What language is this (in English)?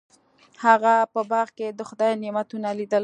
Pashto